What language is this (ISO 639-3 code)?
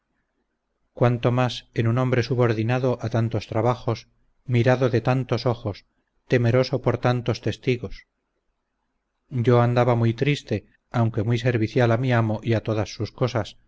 spa